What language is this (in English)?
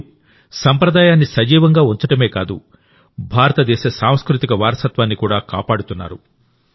Telugu